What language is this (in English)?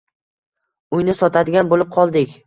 Uzbek